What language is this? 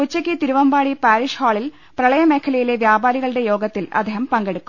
Malayalam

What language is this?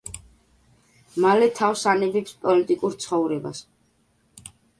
Georgian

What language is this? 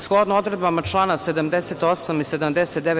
Serbian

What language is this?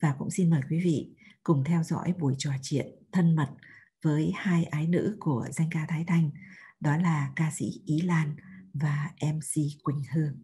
Vietnamese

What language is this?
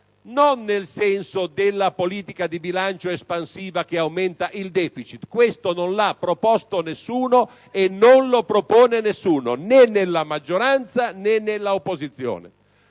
Italian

